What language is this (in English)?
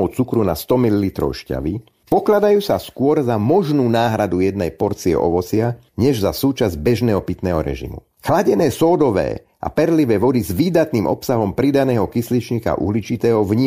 Slovak